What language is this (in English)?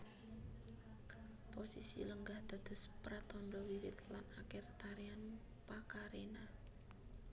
Javanese